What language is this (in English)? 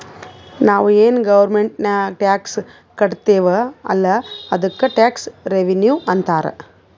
Kannada